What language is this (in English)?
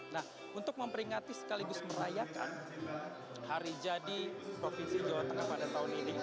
Indonesian